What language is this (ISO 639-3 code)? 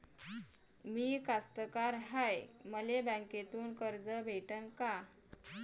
mar